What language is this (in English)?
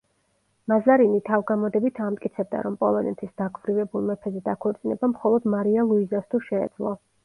Georgian